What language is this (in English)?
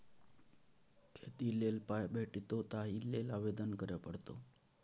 Maithili